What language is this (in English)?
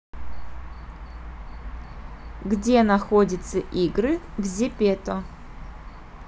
Russian